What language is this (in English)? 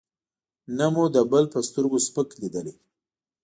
Pashto